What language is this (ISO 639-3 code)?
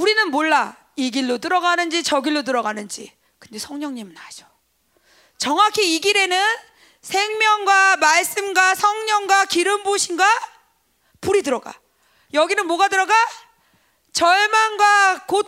kor